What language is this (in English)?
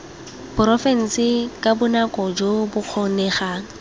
Tswana